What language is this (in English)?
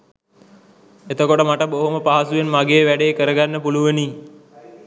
Sinhala